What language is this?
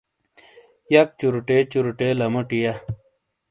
Shina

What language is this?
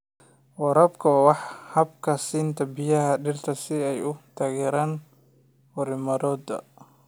Somali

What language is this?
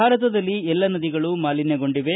Kannada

